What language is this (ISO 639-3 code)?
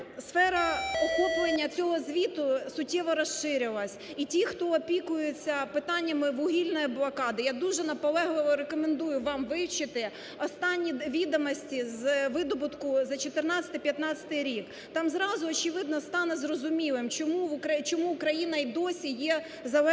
ukr